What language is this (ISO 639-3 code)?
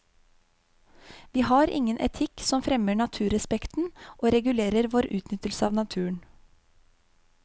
nor